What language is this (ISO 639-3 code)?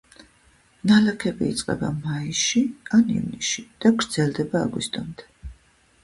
kat